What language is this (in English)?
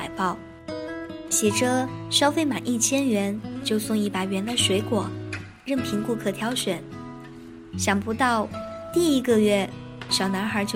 Chinese